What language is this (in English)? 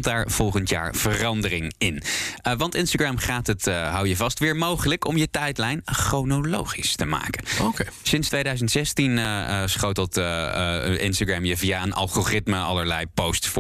Dutch